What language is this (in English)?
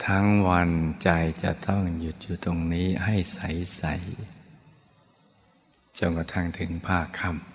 Thai